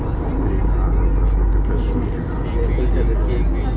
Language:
Maithili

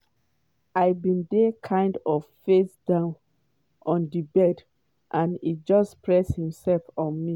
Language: Nigerian Pidgin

